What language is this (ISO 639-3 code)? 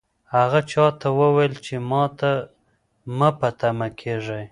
pus